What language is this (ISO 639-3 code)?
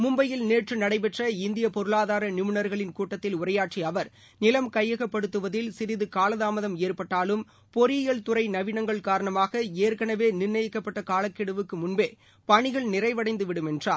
tam